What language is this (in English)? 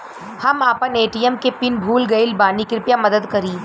Bhojpuri